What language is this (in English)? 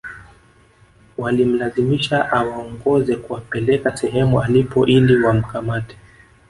Swahili